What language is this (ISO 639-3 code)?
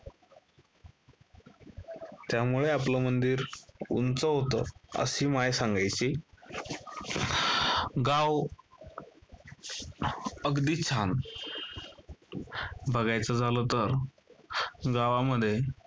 mar